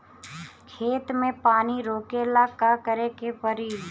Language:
Bhojpuri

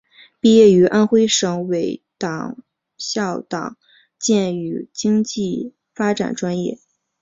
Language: Chinese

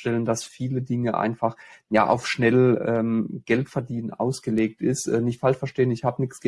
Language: German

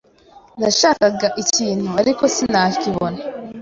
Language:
Kinyarwanda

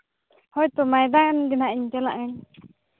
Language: Santali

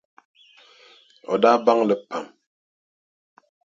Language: Dagbani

